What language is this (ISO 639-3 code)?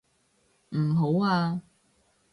yue